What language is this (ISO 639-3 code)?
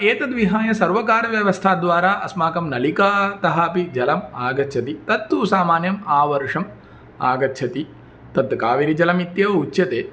san